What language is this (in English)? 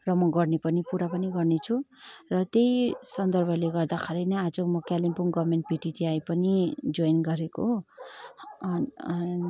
Nepali